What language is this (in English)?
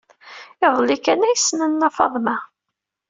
Kabyle